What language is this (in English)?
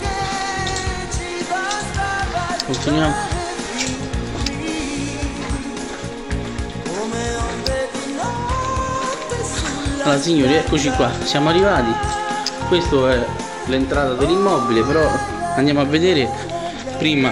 Italian